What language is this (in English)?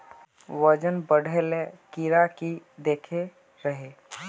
Magahi